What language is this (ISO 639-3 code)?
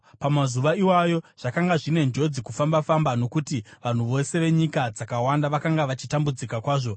sna